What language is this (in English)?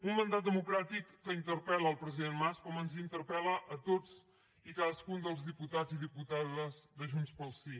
Catalan